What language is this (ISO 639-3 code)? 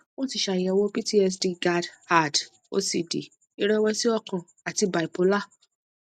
yor